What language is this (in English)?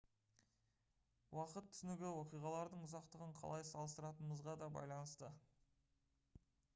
Kazakh